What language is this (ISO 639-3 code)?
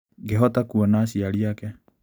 kik